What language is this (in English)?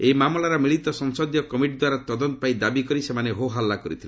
Odia